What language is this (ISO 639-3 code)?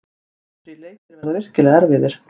isl